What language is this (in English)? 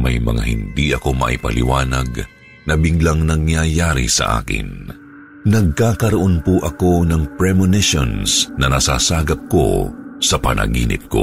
Filipino